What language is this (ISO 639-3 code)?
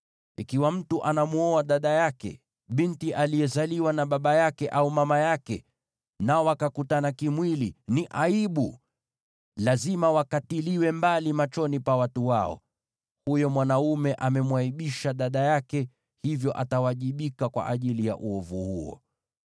swa